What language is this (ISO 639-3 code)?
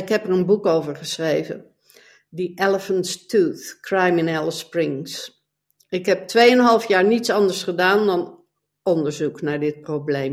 nld